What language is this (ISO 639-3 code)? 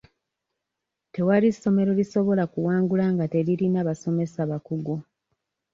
lug